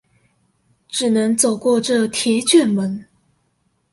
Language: Chinese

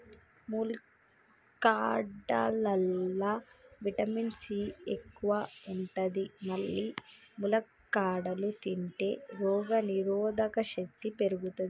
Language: Telugu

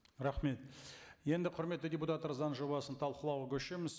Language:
Kazakh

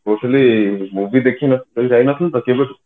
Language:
Odia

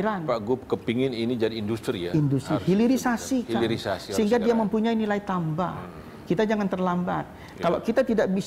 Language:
Indonesian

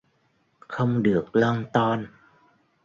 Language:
Vietnamese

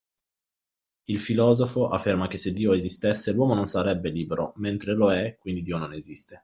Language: Italian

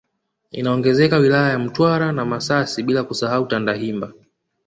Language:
Swahili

